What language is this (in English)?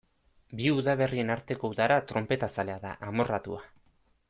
Basque